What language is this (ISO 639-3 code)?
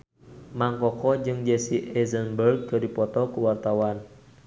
sun